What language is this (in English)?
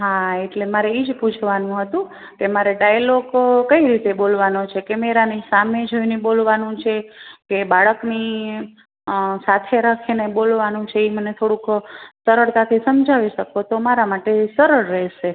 Gujarati